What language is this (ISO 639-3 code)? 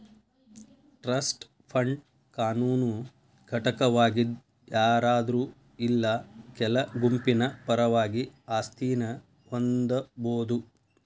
kan